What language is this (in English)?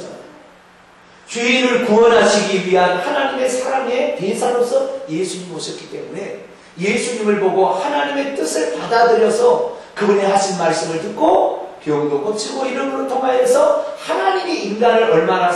Korean